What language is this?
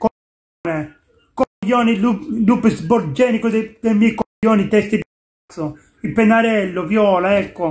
Italian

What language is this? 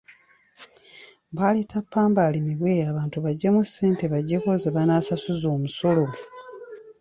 Ganda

